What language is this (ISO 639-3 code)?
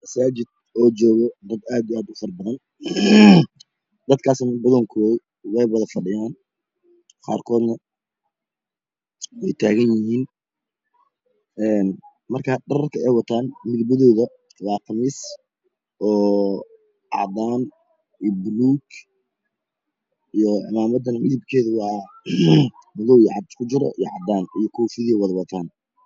som